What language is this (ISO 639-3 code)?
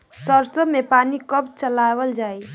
bho